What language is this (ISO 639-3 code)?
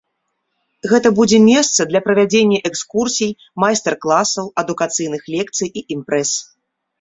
bel